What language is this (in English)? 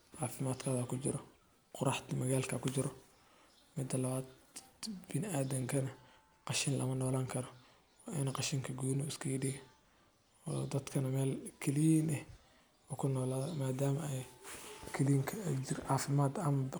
Somali